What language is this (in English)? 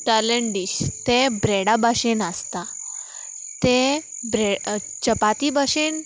Konkani